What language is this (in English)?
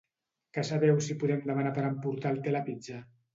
Catalan